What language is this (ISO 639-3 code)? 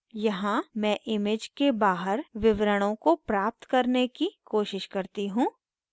hin